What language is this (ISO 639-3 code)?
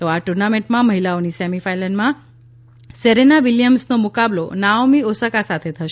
guj